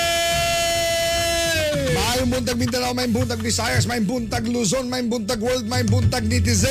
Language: Filipino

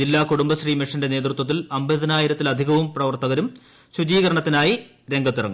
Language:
Malayalam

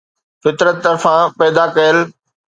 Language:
Sindhi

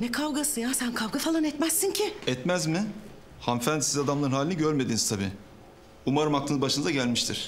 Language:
Turkish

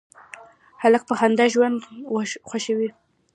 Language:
Pashto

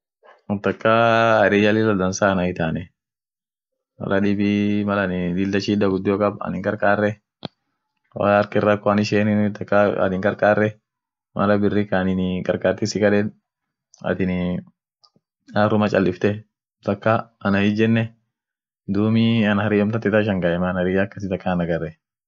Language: Orma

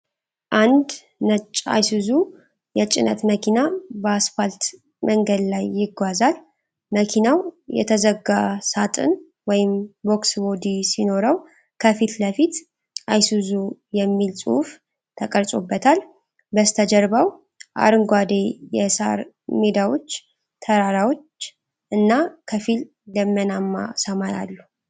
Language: Amharic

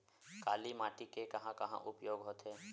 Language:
Chhattisgarhi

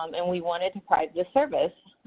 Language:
English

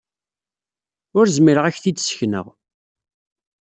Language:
Kabyle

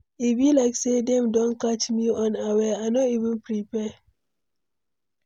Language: Nigerian Pidgin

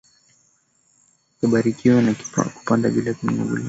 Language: Swahili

